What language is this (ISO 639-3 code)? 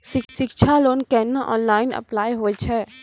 mai